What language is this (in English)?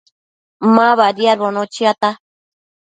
Matsés